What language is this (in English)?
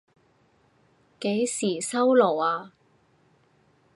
Cantonese